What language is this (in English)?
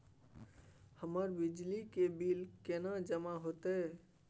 Maithili